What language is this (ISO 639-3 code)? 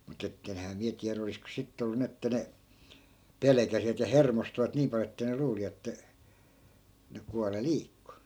fin